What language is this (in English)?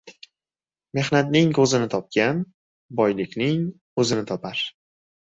Uzbek